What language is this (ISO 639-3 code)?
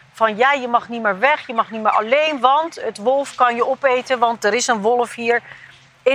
nld